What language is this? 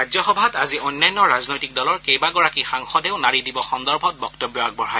Assamese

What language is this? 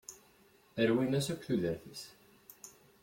Kabyle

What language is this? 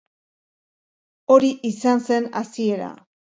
Basque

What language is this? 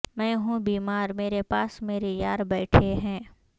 Urdu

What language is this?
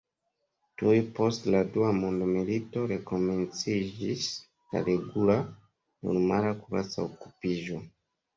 Esperanto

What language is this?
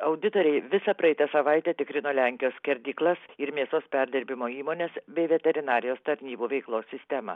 Lithuanian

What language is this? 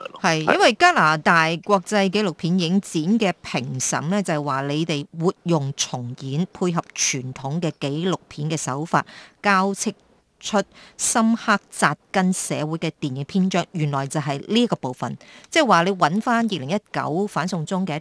Chinese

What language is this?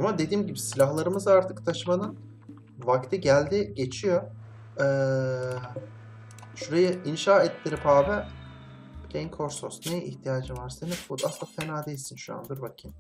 Turkish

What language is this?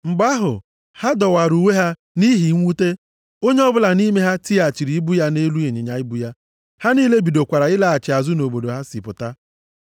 Igbo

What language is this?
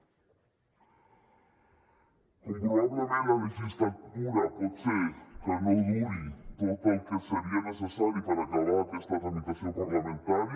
Catalan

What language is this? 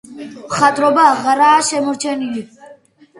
Georgian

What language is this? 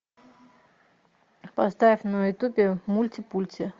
Russian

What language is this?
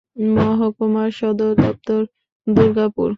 Bangla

